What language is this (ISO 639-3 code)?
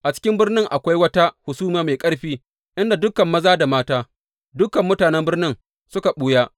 hau